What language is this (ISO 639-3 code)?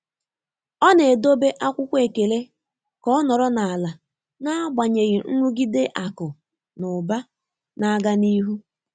ibo